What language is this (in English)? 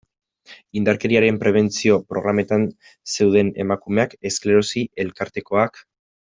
Basque